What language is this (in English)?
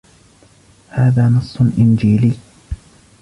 Arabic